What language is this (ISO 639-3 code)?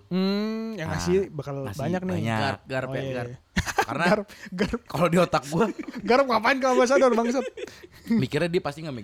ind